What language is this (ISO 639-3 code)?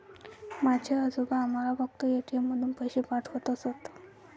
mar